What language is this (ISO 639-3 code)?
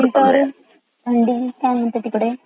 mar